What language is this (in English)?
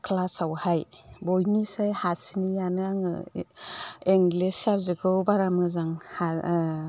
Bodo